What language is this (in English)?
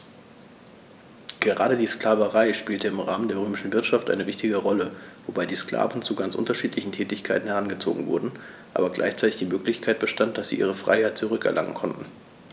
German